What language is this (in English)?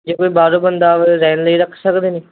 Punjabi